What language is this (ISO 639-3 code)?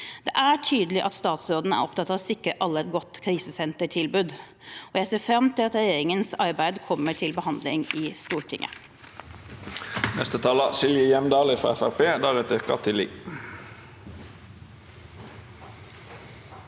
nor